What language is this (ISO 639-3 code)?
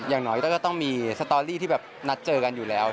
tha